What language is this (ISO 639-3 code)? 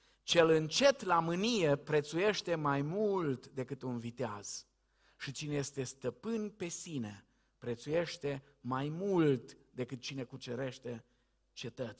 ron